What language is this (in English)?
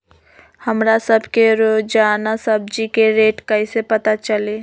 Magahi